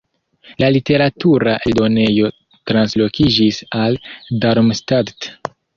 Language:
Esperanto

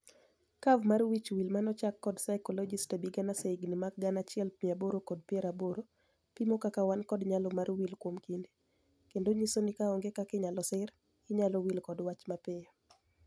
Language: Luo (Kenya and Tanzania)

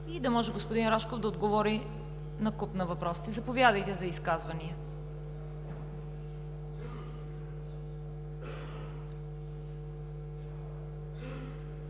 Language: Bulgarian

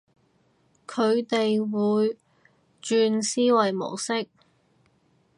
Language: Cantonese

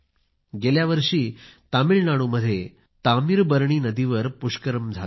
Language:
Marathi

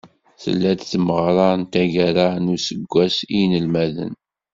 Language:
Kabyle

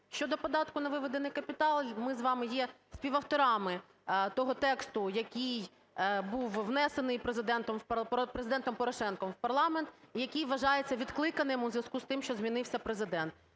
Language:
Ukrainian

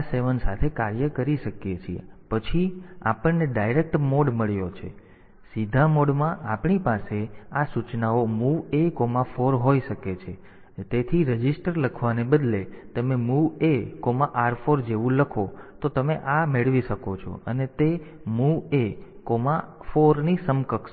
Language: Gujarati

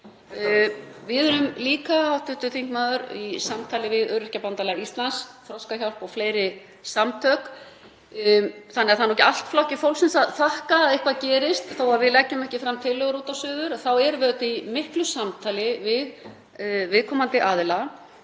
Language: Icelandic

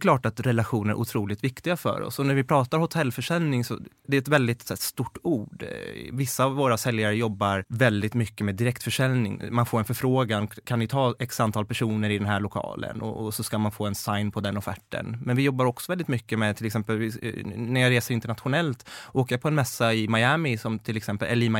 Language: Swedish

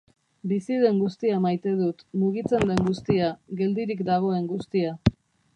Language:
Basque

